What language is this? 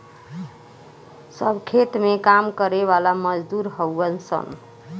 Bhojpuri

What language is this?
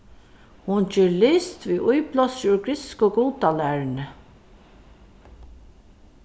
Faroese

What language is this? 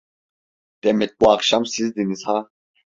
Turkish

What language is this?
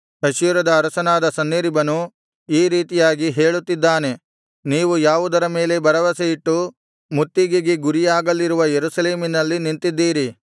Kannada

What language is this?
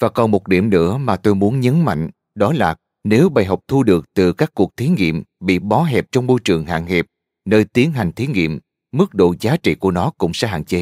Vietnamese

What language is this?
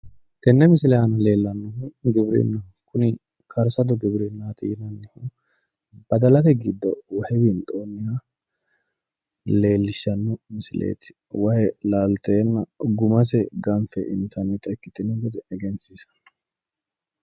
Sidamo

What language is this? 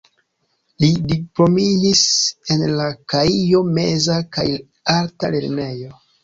Esperanto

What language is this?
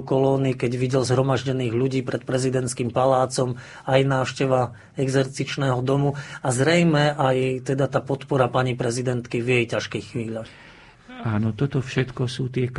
Slovak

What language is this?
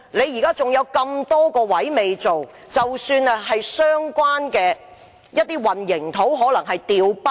Cantonese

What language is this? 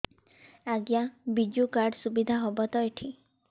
Odia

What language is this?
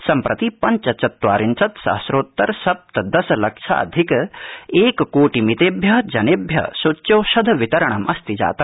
Sanskrit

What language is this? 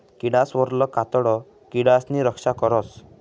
Marathi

